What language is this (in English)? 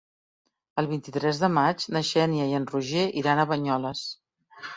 Catalan